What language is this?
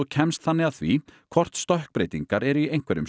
Icelandic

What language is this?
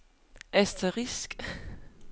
Danish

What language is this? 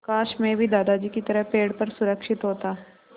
Hindi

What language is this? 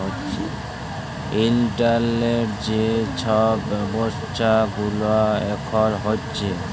Bangla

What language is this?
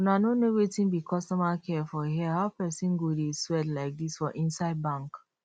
Nigerian Pidgin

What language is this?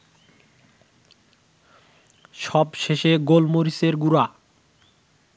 Bangla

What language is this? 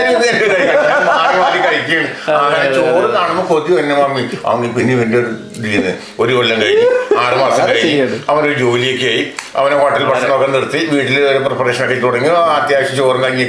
Malayalam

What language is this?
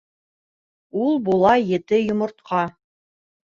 Bashkir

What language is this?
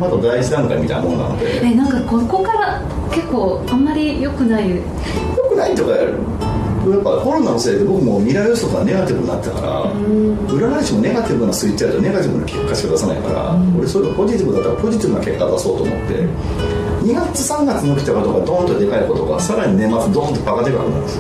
Japanese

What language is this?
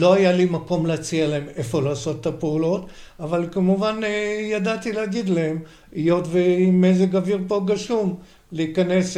Hebrew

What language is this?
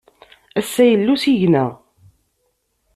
Kabyle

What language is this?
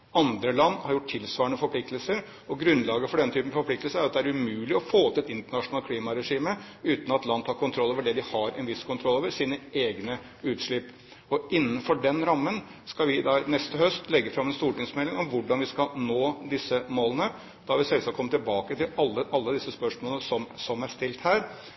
Norwegian Bokmål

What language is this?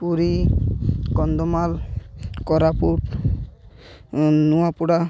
Odia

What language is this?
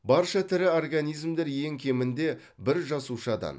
Kazakh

